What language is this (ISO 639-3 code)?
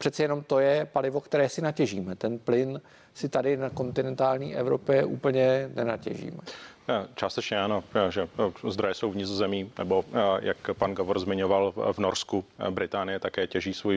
ces